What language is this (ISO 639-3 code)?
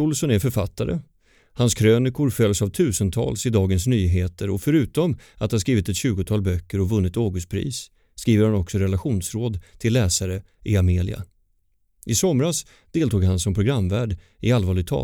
swe